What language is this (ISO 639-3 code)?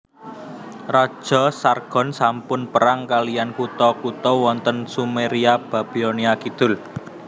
jav